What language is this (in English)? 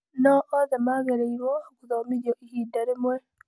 Kikuyu